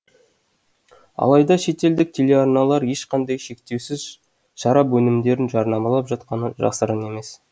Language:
Kazakh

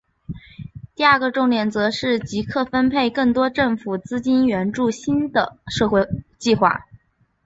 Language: Chinese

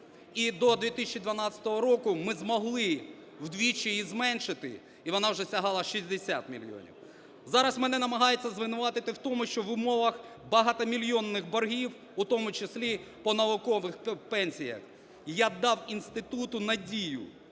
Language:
Ukrainian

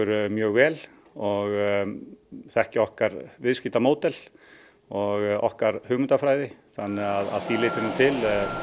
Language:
Icelandic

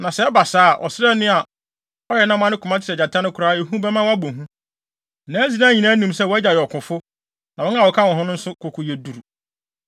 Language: Akan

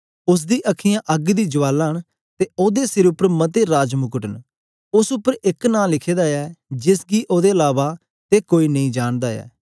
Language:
Dogri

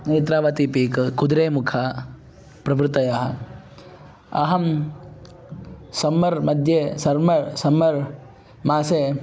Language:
Sanskrit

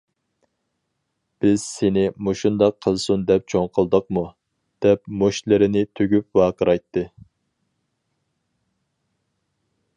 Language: Uyghur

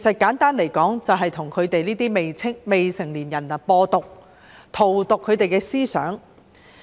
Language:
Cantonese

